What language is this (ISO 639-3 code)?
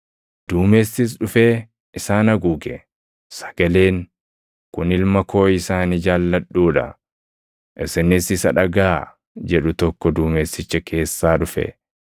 orm